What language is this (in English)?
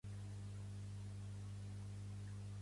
Catalan